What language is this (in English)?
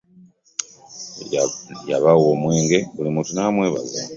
Ganda